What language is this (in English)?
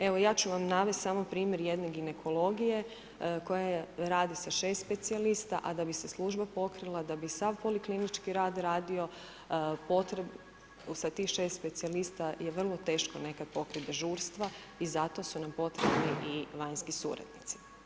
Croatian